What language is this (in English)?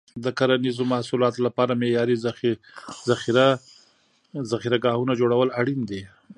Pashto